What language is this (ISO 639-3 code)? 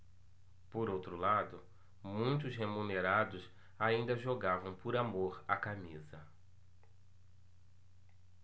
por